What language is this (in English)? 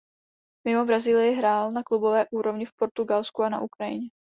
Czech